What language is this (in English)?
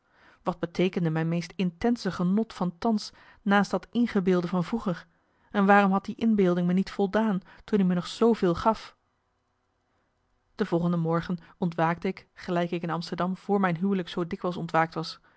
Dutch